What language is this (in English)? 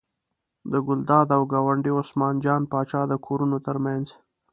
Pashto